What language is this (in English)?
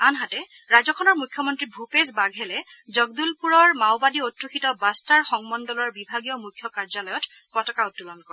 Assamese